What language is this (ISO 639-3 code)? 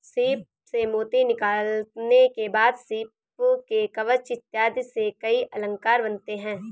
hin